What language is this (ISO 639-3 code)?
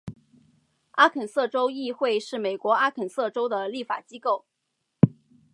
zho